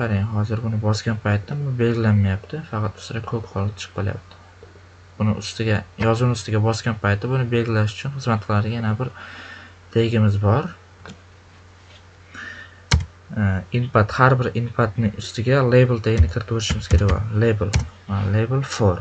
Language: Turkish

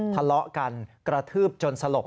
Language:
Thai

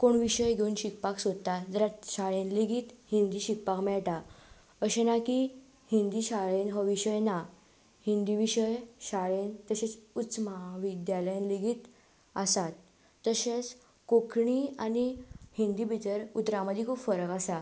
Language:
Konkani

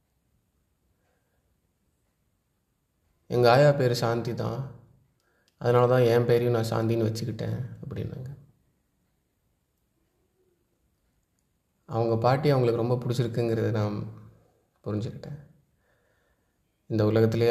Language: Tamil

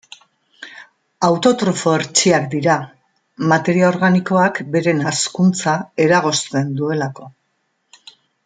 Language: Basque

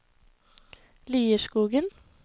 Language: Norwegian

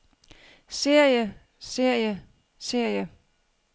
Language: Danish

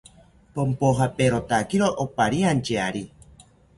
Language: South Ucayali Ashéninka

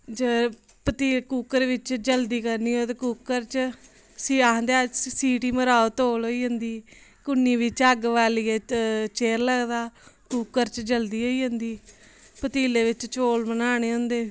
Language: Dogri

